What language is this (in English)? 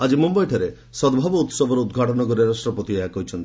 Odia